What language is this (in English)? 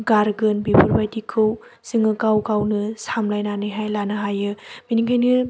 Bodo